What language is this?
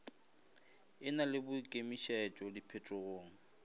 Northern Sotho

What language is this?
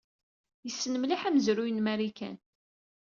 Kabyle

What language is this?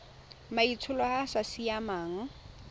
Tswana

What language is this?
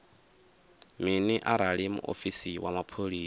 Venda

